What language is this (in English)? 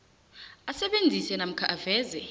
South Ndebele